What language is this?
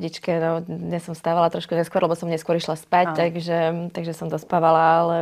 Slovak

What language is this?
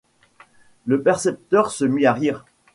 French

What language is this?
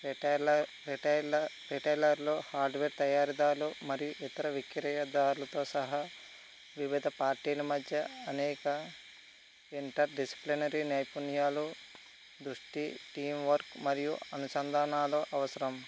Telugu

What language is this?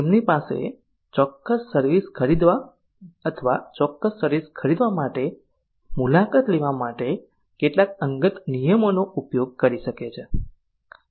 Gujarati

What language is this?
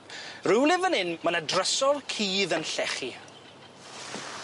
Welsh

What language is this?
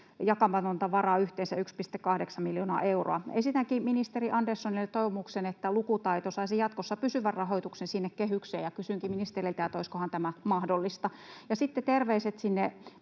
Finnish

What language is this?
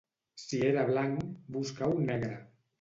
Catalan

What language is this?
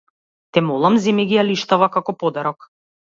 Macedonian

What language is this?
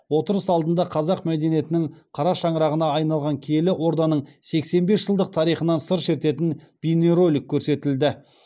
Kazakh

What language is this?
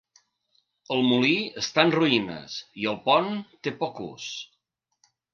Catalan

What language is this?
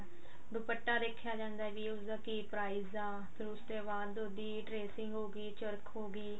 Punjabi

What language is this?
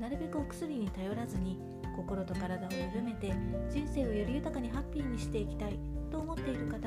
Japanese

